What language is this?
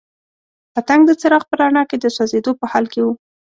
Pashto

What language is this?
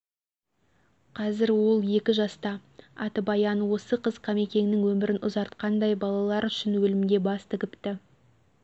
Kazakh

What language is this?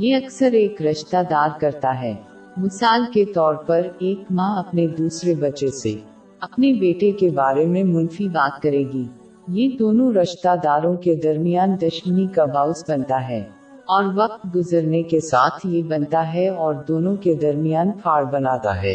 Urdu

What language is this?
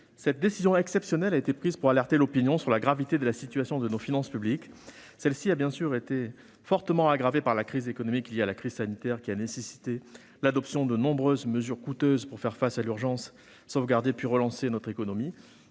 French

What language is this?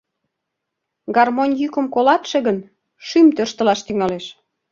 Mari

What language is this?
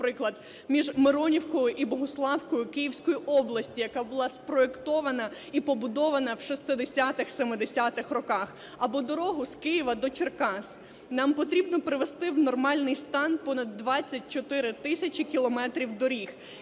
Ukrainian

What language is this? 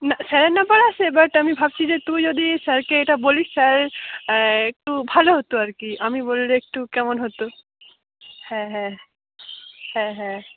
Bangla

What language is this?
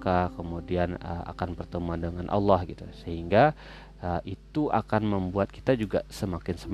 Indonesian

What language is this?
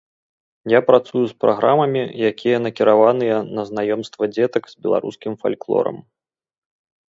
Belarusian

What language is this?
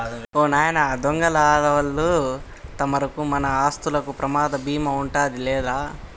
Telugu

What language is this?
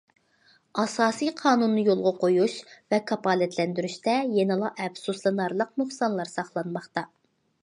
Uyghur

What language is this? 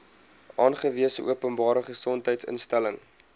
Afrikaans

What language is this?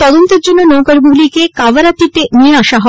Bangla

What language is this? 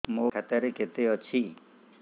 Odia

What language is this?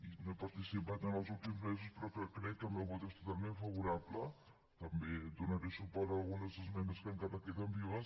Catalan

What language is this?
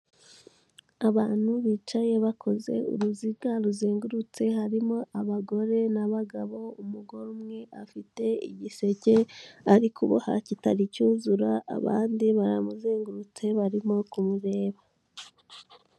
Kinyarwanda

